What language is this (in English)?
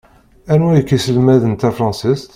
Kabyle